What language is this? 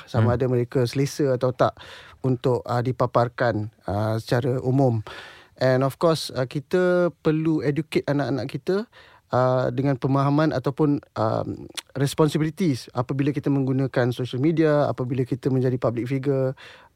Malay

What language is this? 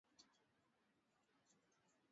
Swahili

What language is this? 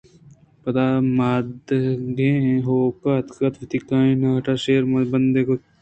Eastern Balochi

